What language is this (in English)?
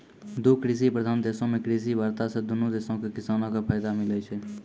Maithili